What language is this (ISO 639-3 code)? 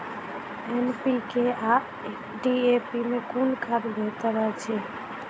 mai